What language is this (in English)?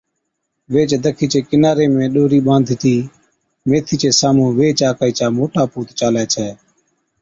Od